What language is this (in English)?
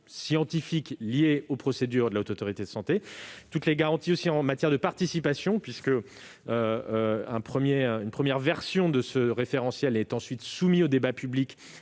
French